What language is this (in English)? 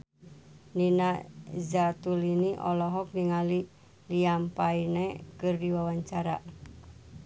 Sundanese